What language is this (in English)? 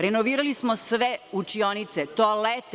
Serbian